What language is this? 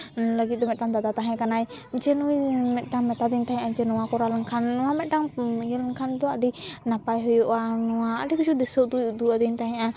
Santali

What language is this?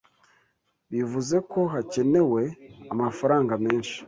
Kinyarwanda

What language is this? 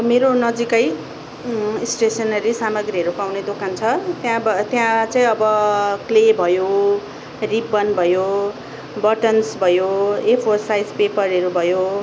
Nepali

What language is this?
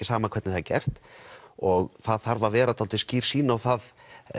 Icelandic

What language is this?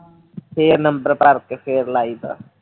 Punjabi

